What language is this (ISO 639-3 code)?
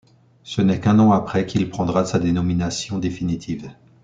fra